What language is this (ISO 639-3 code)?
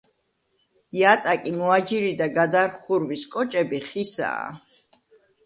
kat